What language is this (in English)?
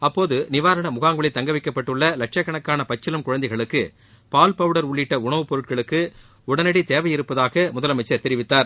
Tamil